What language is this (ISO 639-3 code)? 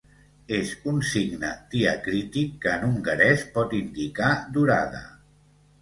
cat